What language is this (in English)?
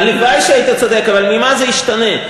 Hebrew